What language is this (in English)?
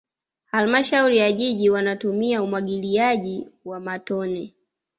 Swahili